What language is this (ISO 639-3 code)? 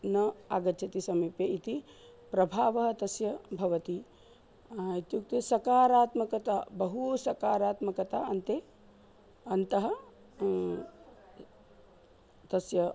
san